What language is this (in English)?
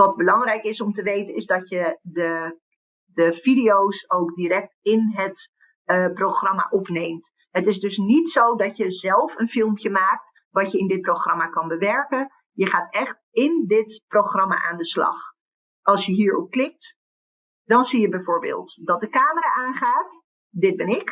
Dutch